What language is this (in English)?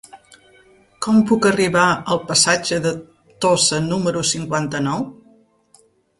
Catalan